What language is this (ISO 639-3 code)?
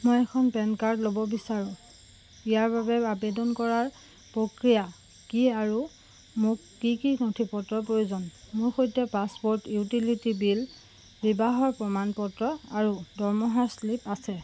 asm